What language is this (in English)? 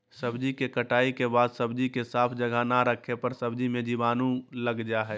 Magahi